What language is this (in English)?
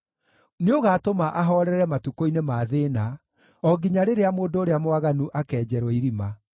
Kikuyu